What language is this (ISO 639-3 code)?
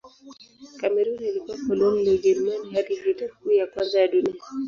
swa